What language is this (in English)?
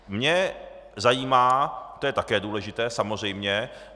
Czech